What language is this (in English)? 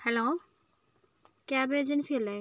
Malayalam